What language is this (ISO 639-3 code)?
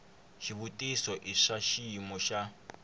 tso